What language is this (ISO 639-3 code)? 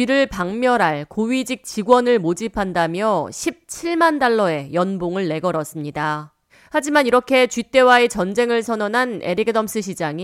kor